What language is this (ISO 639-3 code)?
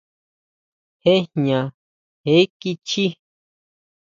mau